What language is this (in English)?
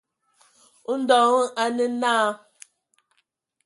Ewondo